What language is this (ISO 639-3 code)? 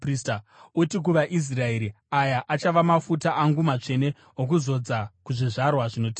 sna